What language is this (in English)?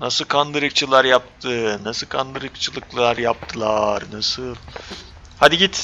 Turkish